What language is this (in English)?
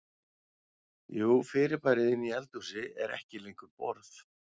Icelandic